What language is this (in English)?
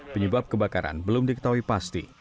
Indonesian